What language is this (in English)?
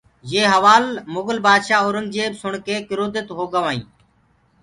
Gurgula